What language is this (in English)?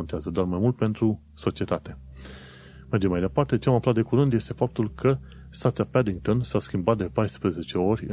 Romanian